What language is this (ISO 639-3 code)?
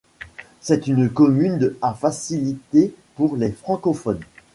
fra